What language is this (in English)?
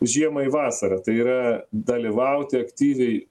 Lithuanian